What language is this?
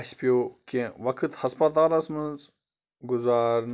Kashmiri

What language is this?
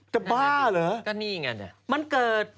Thai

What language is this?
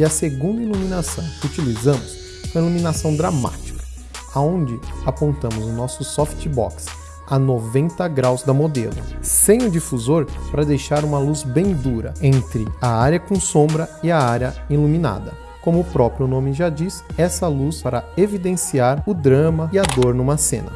Portuguese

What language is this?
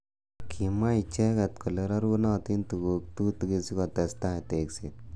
Kalenjin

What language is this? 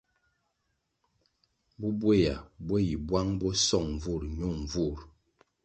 Kwasio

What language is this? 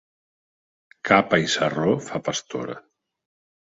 Catalan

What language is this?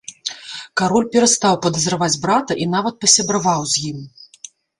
Belarusian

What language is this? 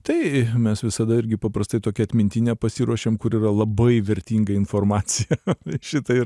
Lithuanian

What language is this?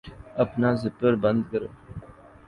Urdu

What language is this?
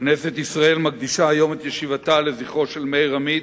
Hebrew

